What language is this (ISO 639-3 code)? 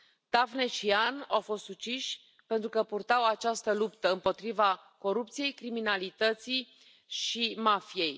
ron